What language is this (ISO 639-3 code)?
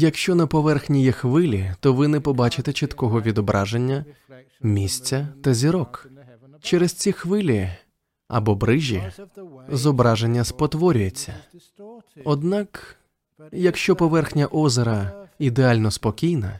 ukr